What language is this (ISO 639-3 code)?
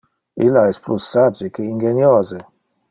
ina